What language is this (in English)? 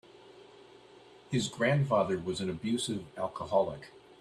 English